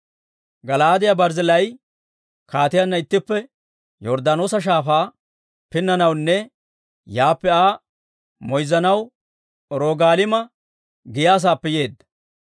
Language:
Dawro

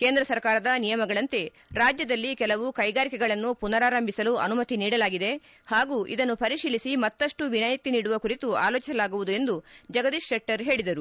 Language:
Kannada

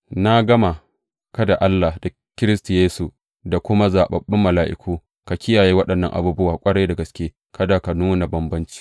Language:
Hausa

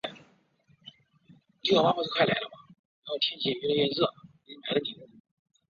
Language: Chinese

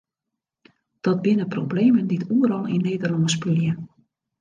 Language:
Western Frisian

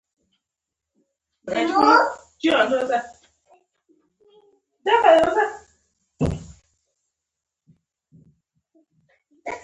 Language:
Pashto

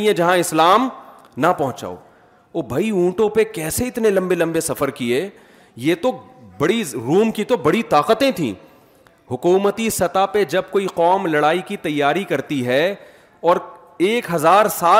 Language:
Urdu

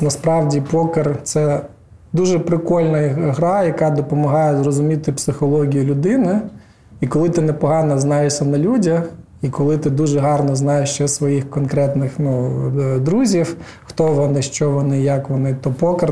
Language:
Ukrainian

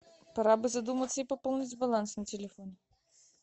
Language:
Russian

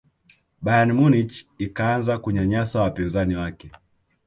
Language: Swahili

